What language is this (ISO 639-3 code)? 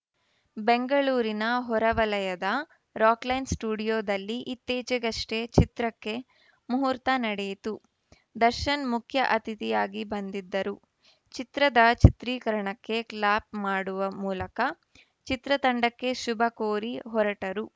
kan